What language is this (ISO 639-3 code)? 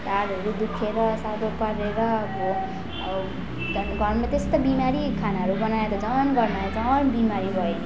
nep